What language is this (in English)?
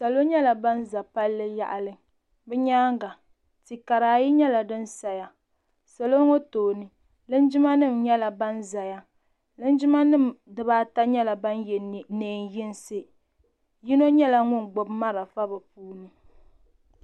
Dagbani